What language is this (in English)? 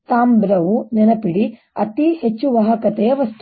Kannada